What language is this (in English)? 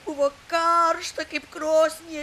Lithuanian